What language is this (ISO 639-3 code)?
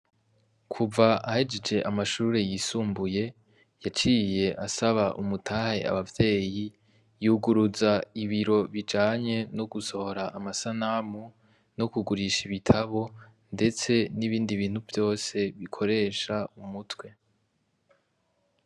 run